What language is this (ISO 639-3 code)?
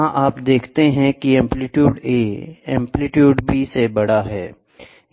hin